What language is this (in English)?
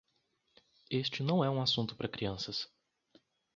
Portuguese